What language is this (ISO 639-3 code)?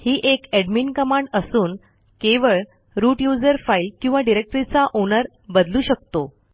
mar